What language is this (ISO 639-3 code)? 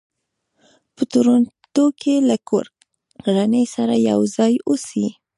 pus